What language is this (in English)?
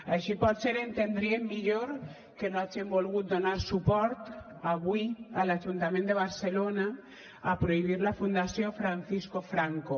Catalan